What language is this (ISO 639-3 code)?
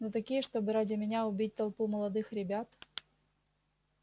rus